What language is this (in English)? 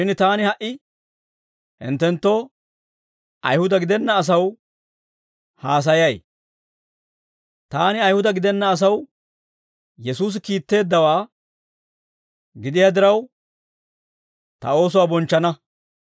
Dawro